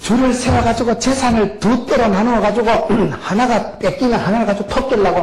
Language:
Korean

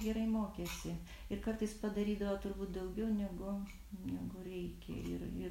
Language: Lithuanian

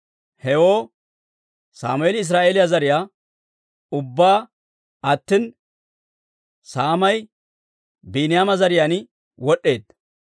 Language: Dawro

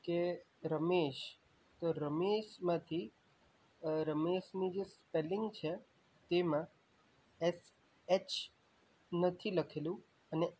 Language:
Gujarati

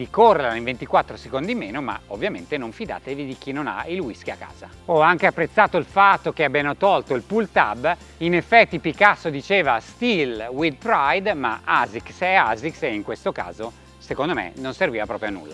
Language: Italian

